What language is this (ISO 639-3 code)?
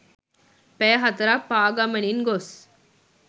sin